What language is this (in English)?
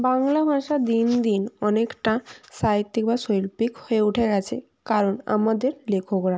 Bangla